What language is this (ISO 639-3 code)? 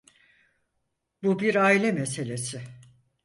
tur